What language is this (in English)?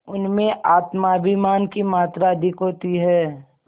Hindi